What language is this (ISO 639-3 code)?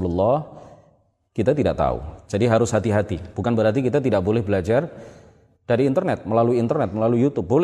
ind